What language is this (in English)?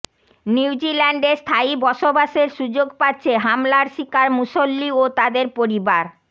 Bangla